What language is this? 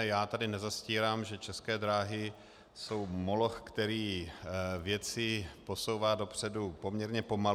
Czech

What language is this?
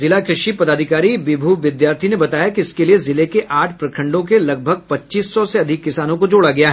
Hindi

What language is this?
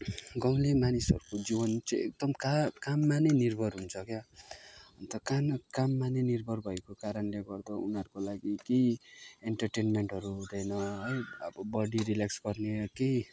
Nepali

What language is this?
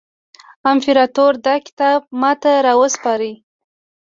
Pashto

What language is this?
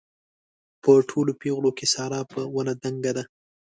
Pashto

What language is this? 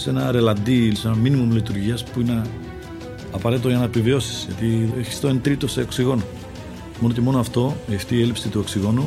Greek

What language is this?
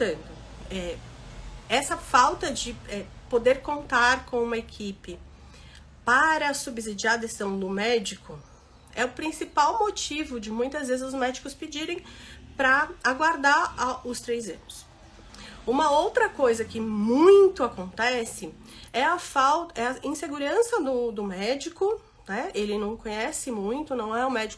Portuguese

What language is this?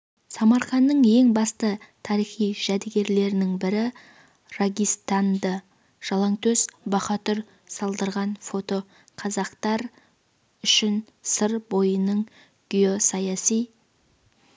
Kazakh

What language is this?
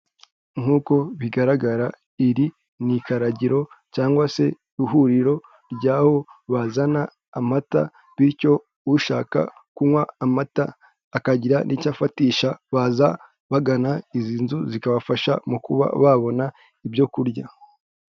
Kinyarwanda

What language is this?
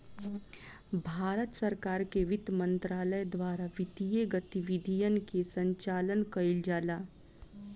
Bhojpuri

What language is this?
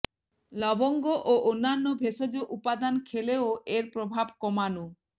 Bangla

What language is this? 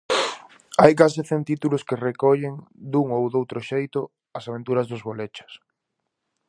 Galician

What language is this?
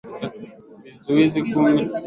Swahili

